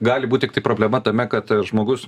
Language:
Lithuanian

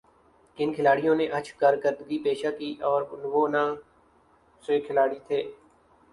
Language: Urdu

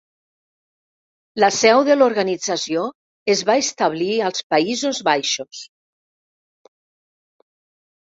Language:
Catalan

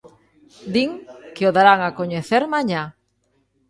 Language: Galician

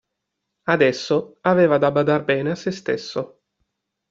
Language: Italian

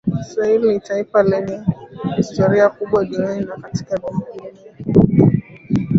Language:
Swahili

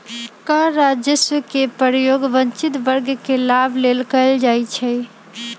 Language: Magahi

